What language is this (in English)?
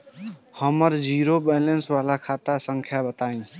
Bhojpuri